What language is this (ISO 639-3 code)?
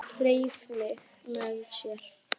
isl